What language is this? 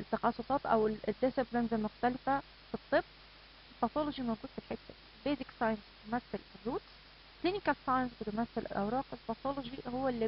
Arabic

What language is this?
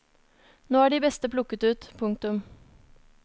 Norwegian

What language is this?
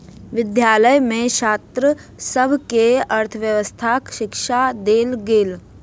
Maithili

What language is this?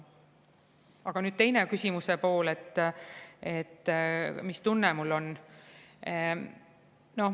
Estonian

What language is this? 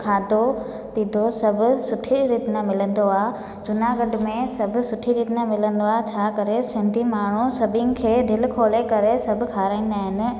Sindhi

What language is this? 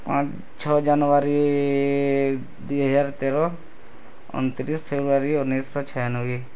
Odia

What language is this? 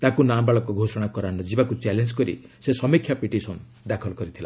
Odia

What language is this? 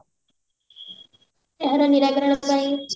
Odia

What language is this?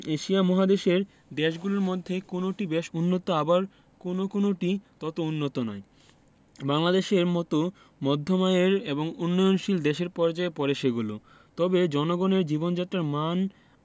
Bangla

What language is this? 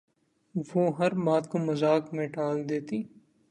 Urdu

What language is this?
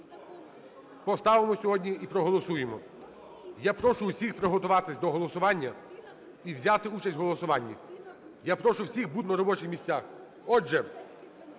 Ukrainian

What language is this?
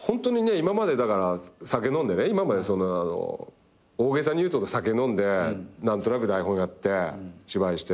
Japanese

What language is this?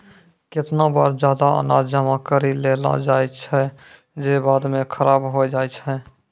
Maithili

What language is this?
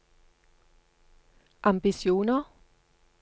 Norwegian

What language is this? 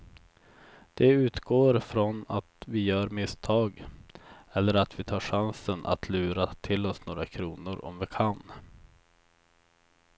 Swedish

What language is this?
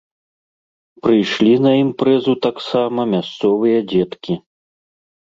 Belarusian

